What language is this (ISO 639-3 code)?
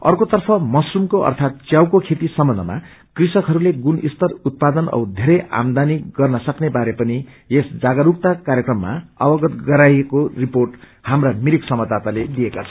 nep